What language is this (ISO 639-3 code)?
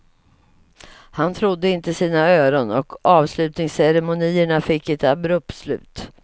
swe